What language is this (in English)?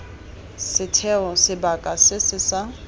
Tswana